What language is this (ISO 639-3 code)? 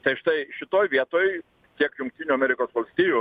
lit